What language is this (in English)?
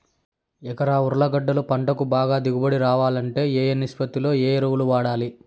Telugu